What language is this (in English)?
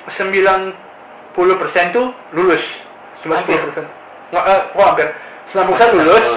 Indonesian